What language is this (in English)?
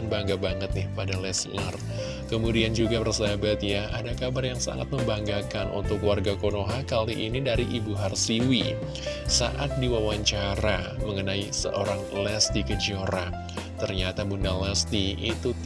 Indonesian